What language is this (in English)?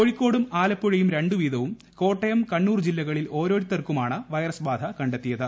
Malayalam